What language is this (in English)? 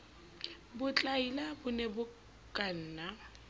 Southern Sotho